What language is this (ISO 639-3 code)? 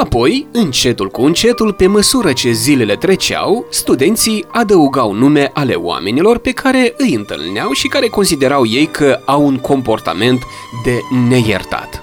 ron